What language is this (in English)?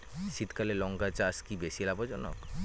Bangla